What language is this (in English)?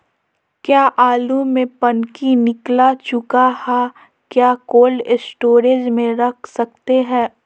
Magahi